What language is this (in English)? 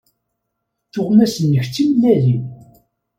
Kabyle